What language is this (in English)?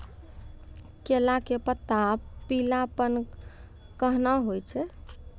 Maithili